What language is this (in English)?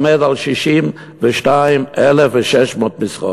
Hebrew